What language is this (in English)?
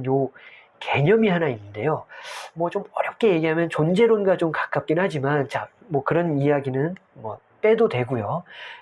Korean